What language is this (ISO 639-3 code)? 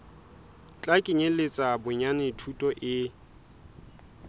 sot